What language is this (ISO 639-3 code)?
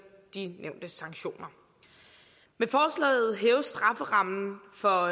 dan